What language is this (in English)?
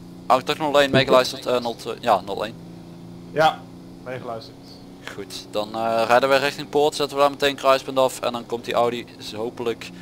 Dutch